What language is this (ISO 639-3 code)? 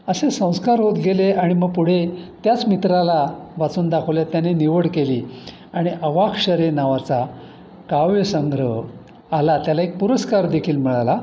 mar